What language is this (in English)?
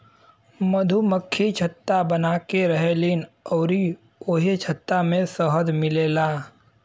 Bhojpuri